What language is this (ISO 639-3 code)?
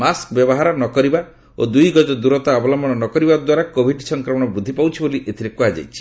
ori